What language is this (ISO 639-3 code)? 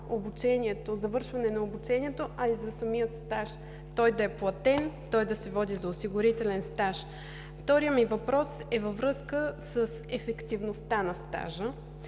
bul